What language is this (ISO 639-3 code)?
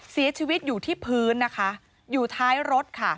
tha